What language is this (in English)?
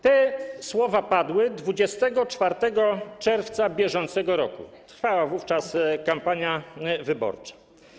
Polish